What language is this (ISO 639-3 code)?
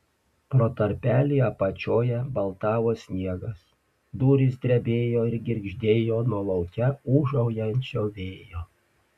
lit